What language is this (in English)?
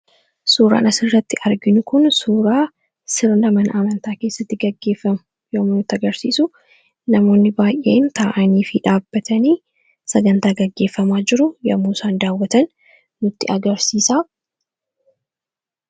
Oromo